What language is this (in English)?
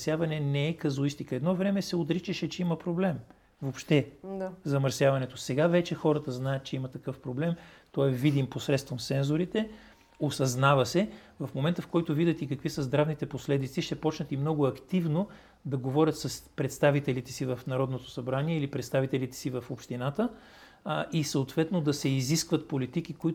Bulgarian